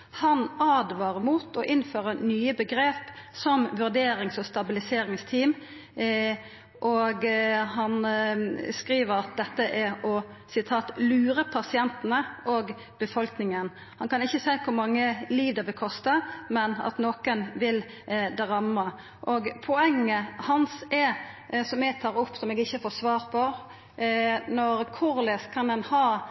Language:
Norwegian Nynorsk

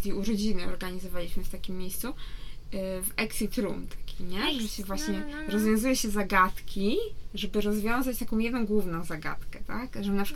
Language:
Polish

